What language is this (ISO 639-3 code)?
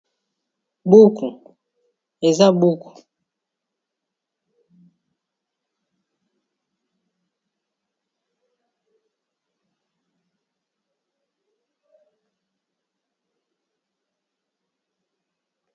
lin